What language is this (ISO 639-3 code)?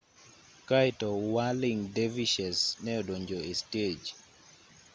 luo